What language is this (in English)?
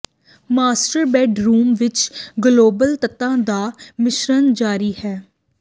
Punjabi